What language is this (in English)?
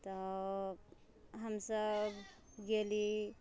Maithili